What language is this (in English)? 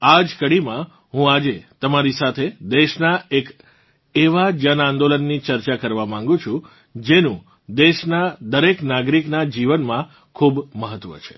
Gujarati